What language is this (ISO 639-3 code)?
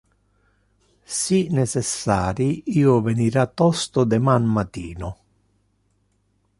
ina